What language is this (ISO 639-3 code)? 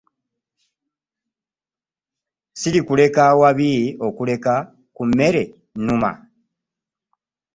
lug